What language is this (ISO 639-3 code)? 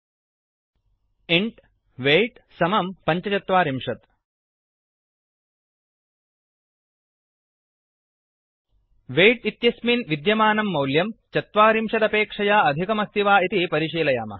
san